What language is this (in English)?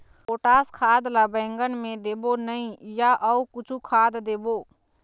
Chhattisgarhi